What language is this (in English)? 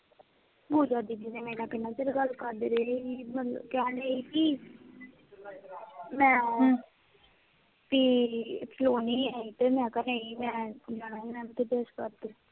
Punjabi